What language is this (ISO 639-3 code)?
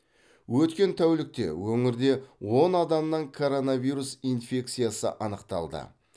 kaz